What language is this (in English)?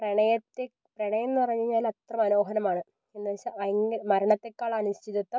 Malayalam